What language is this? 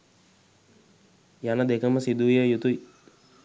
Sinhala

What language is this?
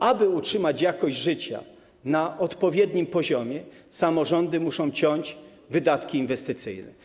Polish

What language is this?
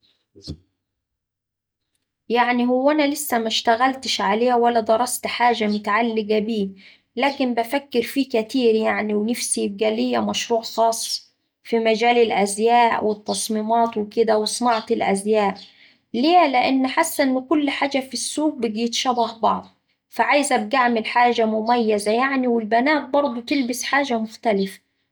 Saidi Arabic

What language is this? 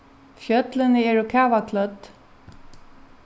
Faroese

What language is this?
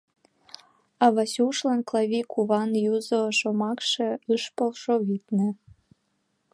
Mari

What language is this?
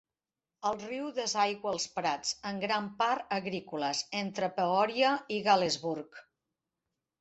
Catalan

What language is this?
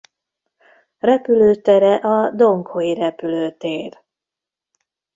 Hungarian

